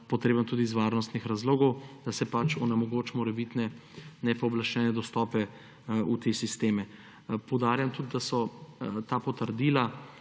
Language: Slovenian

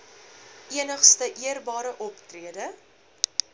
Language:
Afrikaans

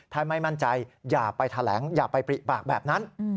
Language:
Thai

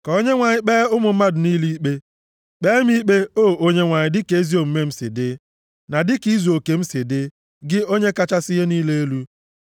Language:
Igbo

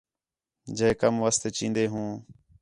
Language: Khetrani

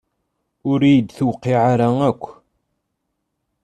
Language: Kabyle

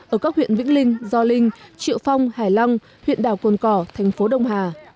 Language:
Vietnamese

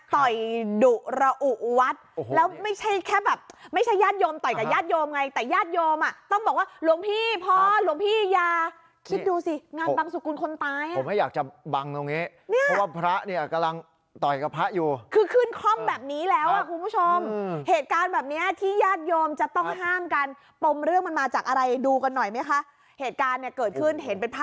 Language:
Thai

